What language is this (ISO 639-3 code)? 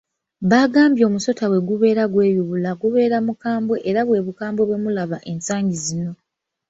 lug